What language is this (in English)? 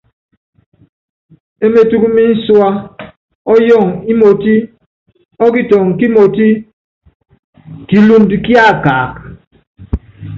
Yangben